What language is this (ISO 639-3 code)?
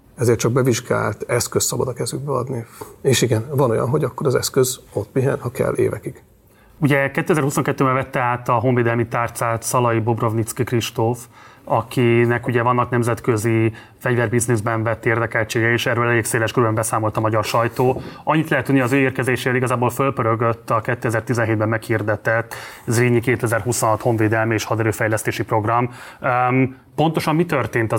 hun